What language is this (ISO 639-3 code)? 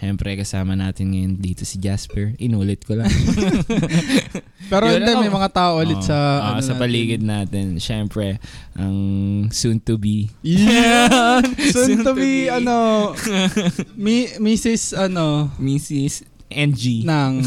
fil